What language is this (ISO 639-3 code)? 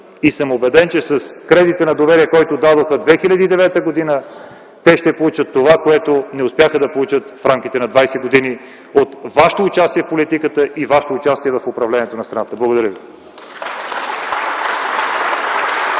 bul